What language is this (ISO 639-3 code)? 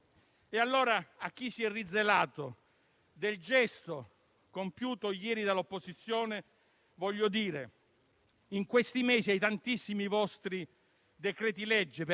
ita